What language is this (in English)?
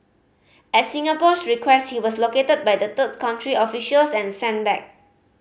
English